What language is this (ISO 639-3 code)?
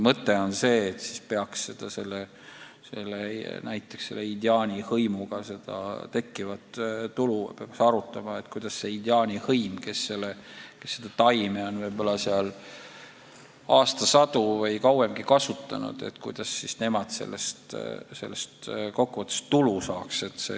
est